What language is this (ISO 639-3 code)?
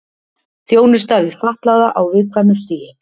isl